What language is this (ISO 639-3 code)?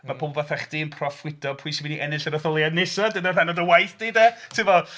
cym